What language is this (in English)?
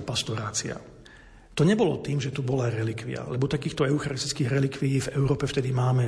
Slovak